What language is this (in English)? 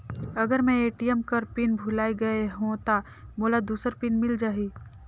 Chhattisgarhi